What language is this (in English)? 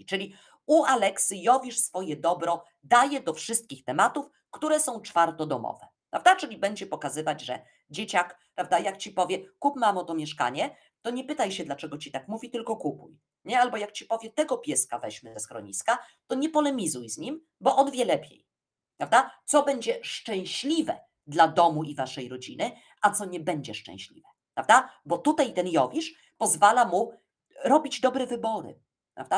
Polish